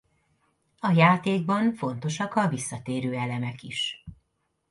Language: Hungarian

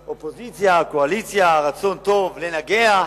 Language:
Hebrew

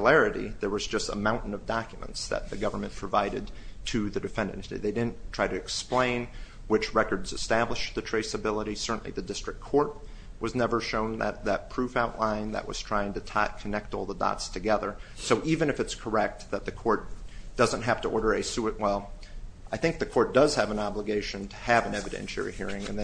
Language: English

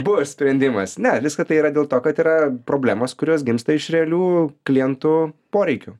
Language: Lithuanian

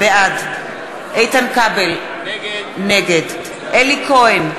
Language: Hebrew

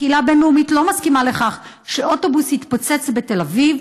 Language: Hebrew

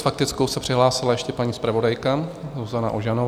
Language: Czech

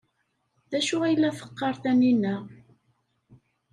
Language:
Kabyle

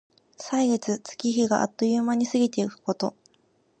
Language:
Japanese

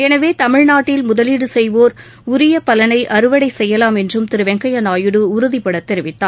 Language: Tamil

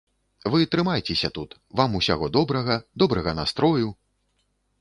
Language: Belarusian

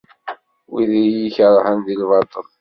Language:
Kabyle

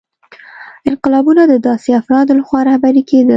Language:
Pashto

